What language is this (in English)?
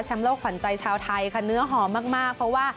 Thai